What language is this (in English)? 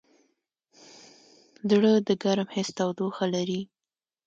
Pashto